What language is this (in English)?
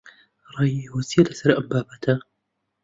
Central Kurdish